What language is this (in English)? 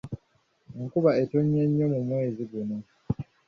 Ganda